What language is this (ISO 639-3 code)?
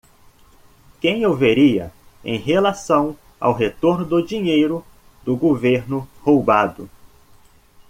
por